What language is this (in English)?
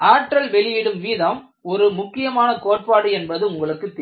Tamil